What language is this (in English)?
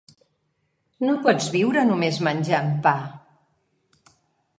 Catalan